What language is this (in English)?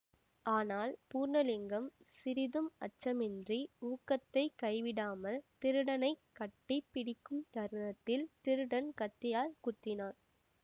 Tamil